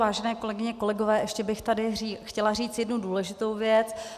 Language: Czech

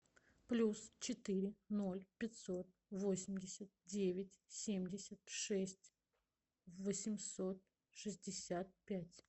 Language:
Russian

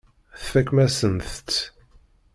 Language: Kabyle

